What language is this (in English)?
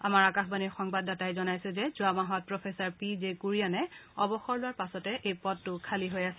Assamese